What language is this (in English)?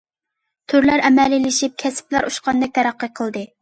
Uyghur